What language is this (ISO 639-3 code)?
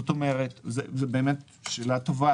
heb